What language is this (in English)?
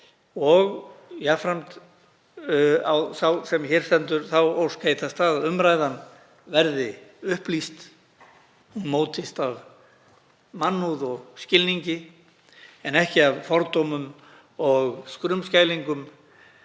Icelandic